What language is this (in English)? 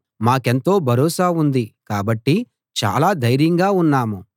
Telugu